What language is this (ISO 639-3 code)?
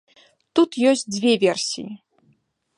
bel